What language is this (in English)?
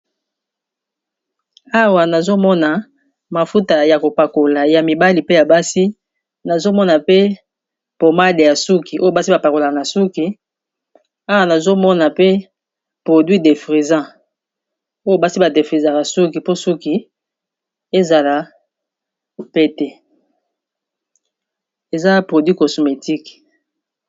Lingala